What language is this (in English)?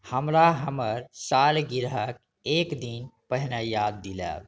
Maithili